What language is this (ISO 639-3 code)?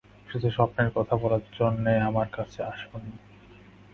ben